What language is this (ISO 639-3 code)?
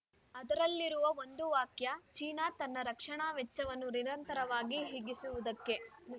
kan